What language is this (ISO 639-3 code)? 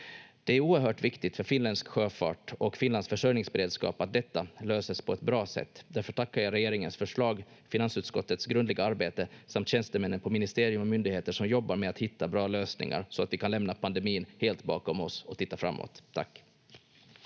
fin